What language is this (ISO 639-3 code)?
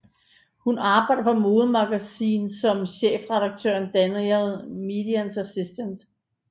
dan